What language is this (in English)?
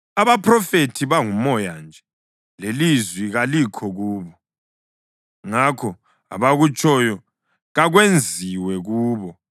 North Ndebele